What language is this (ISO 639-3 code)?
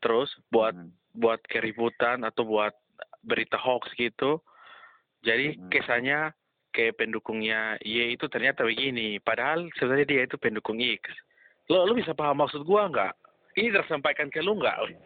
ind